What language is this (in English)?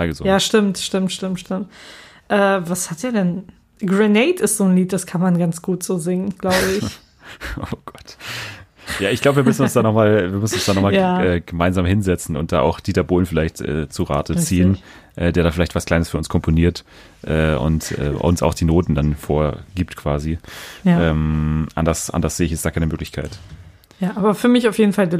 German